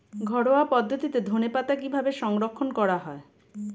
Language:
Bangla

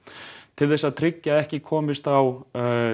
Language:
Icelandic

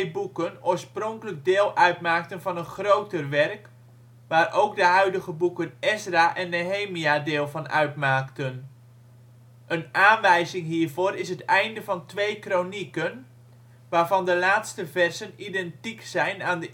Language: Dutch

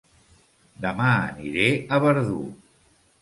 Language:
Catalan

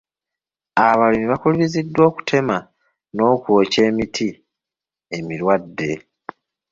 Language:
Ganda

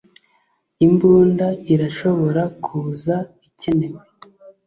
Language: Kinyarwanda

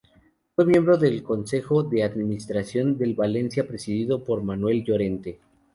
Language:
Spanish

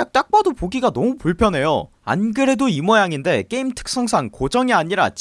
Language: Korean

